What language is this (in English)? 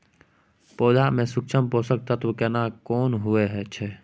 Maithili